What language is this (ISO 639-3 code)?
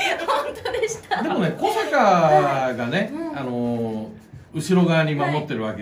jpn